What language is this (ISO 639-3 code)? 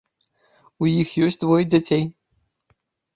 bel